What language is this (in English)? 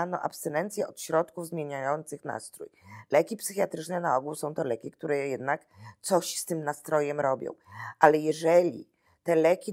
Polish